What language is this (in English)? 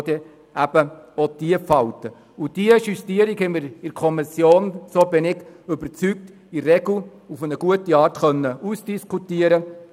Swiss German